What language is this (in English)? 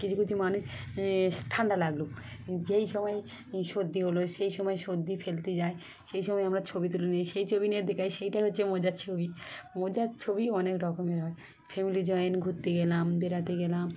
Bangla